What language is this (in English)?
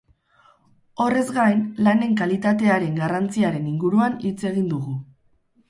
Basque